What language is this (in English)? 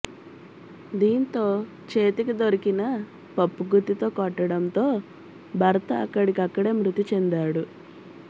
Telugu